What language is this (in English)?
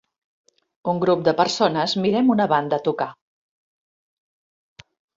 Catalan